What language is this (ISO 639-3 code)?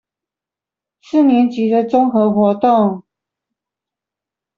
zho